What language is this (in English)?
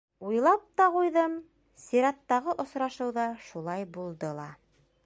Bashkir